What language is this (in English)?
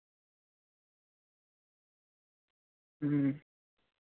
Santali